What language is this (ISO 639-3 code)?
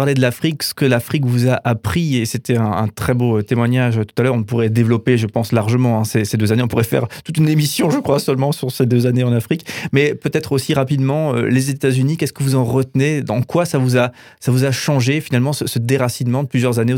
fra